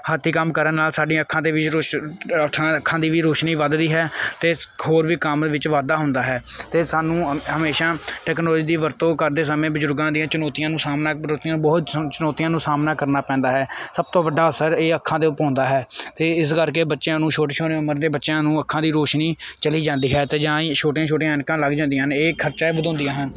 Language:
Punjabi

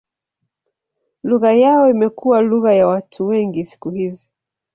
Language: Swahili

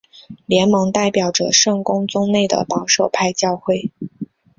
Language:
Chinese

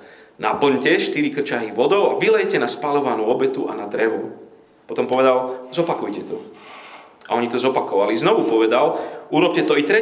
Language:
Slovak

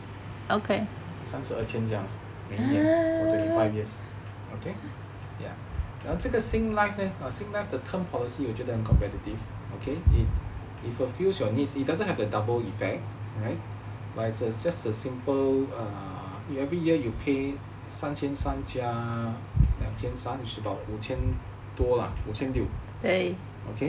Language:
English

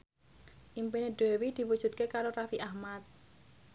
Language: Javanese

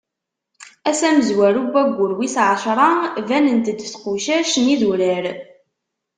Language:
Kabyle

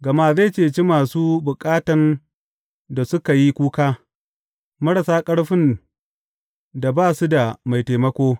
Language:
Hausa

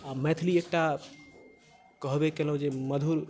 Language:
Maithili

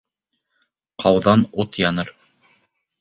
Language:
Bashkir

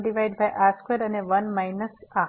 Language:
Gujarati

